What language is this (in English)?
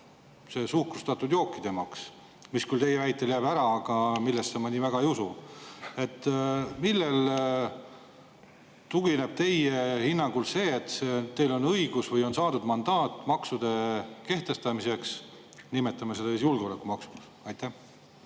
Estonian